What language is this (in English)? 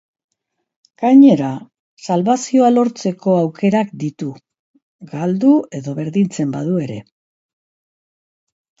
Basque